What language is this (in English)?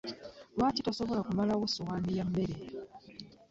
Ganda